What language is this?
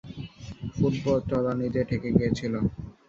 Bangla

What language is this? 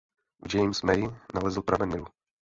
Czech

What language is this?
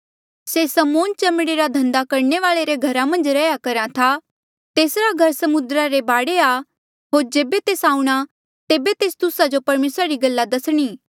Mandeali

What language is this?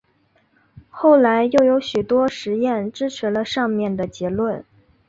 Chinese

